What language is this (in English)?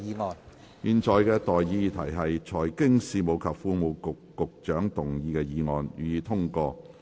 Cantonese